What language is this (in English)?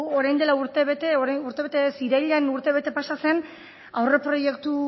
Basque